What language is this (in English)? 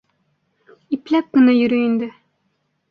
Bashkir